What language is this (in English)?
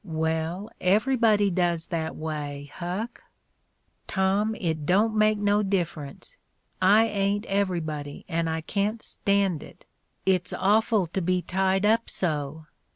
English